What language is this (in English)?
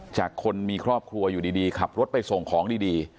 Thai